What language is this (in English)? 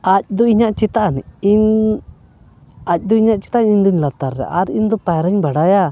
Santali